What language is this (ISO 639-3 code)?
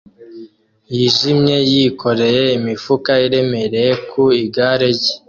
kin